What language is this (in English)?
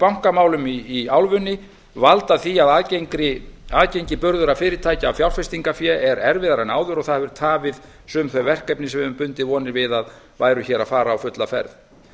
Icelandic